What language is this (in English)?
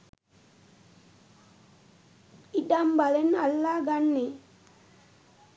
Sinhala